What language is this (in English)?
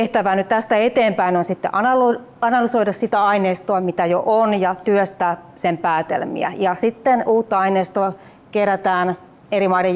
Finnish